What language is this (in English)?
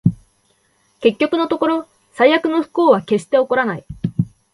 Japanese